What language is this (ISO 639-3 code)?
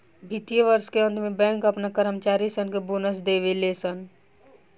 bho